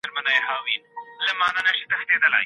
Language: Pashto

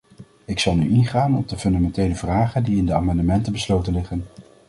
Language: Dutch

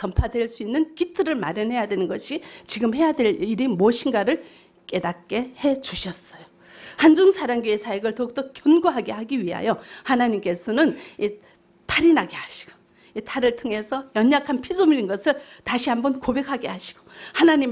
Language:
Korean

